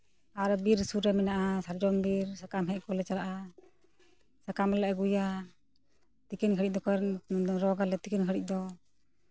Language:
Santali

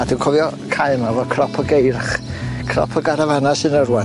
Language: Welsh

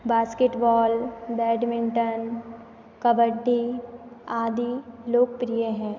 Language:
Hindi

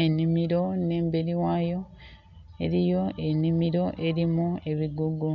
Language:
Soga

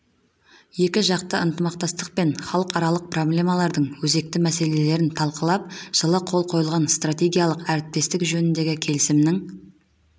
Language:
Kazakh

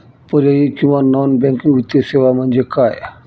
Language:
Marathi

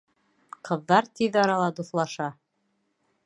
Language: Bashkir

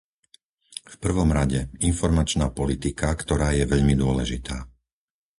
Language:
Slovak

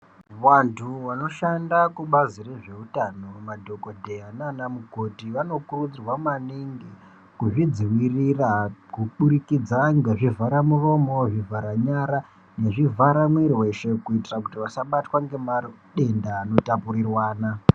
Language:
Ndau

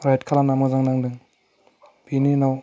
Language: Bodo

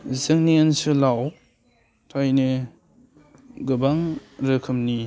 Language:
Bodo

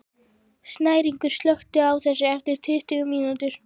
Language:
Icelandic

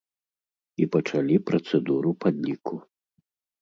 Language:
Belarusian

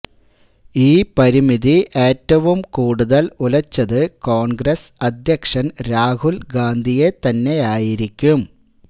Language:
Malayalam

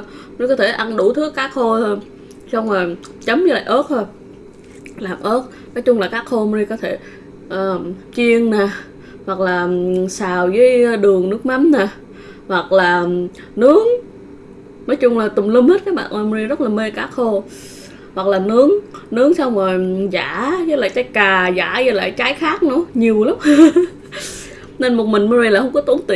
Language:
Vietnamese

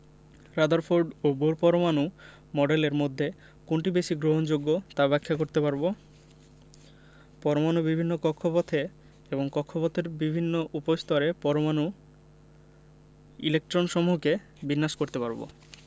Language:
Bangla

